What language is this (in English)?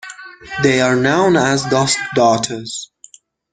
English